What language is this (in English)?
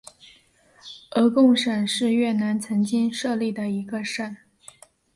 Chinese